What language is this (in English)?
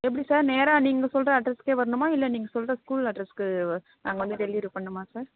Tamil